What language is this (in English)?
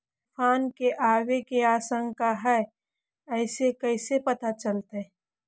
Magahi